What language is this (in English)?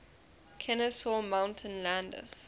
English